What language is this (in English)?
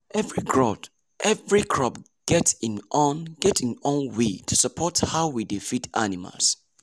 Nigerian Pidgin